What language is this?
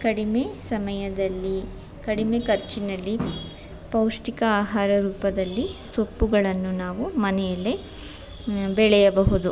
Kannada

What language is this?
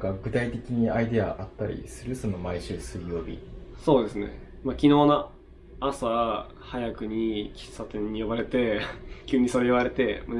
Japanese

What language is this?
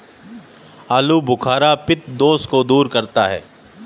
Hindi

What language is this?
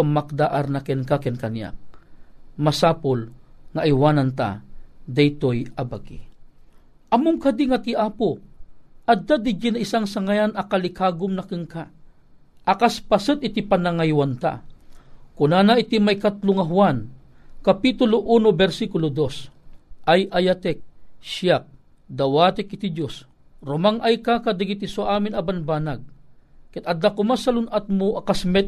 Filipino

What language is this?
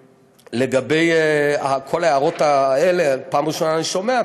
Hebrew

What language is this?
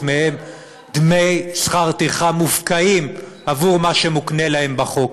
Hebrew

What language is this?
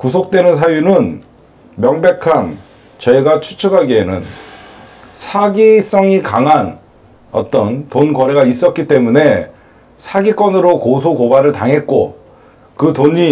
Korean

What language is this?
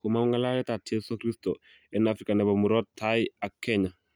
Kalenjin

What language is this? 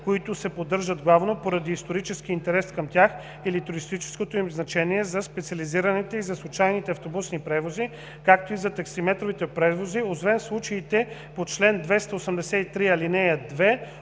Bulgarian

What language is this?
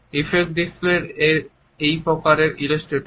Bangla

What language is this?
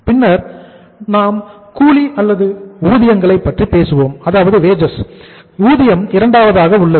Tamil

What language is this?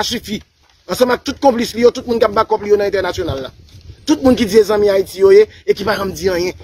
French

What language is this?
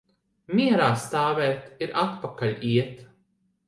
Latvian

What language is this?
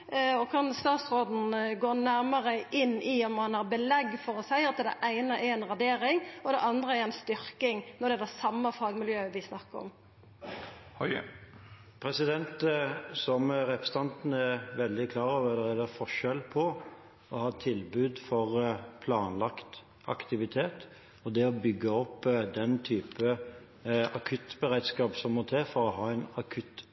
Norwegian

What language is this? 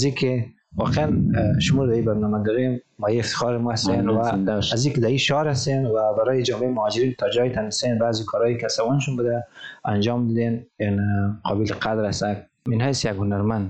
Persian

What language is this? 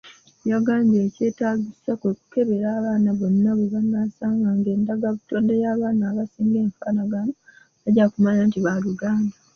Ganda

